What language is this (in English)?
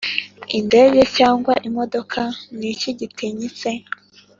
Kinyarwanda